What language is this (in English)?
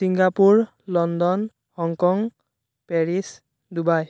Assamese